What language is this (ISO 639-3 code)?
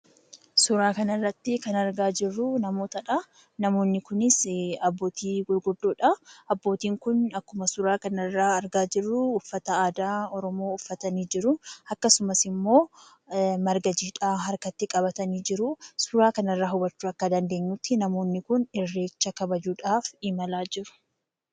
orm